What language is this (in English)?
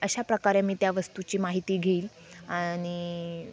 Marathi